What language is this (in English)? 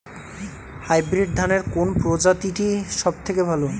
Bangla